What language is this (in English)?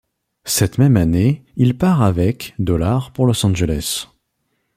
French